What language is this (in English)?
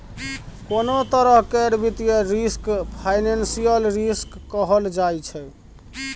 Maithili